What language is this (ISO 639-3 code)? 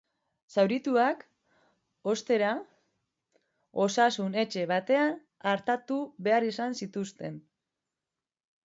eus